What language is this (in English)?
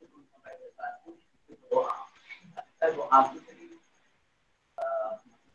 Malay